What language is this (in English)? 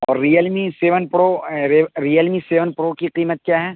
Urdu